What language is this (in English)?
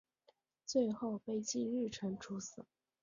Chinese